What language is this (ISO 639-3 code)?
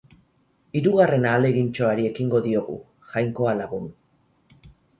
eus